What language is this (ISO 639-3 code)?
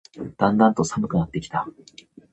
jpn